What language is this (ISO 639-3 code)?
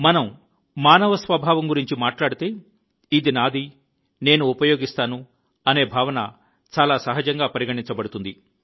tel